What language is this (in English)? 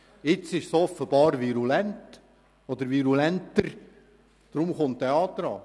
Swiss German